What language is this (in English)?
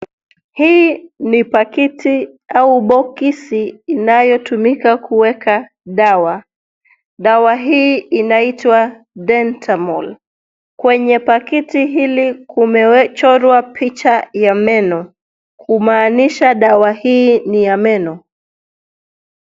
Swahili